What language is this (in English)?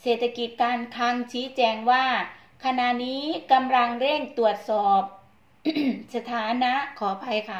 Thai